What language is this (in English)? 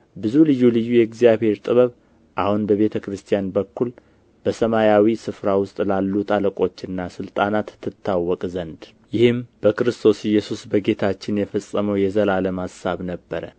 Amharic